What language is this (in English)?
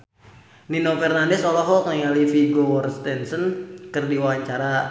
Sundanese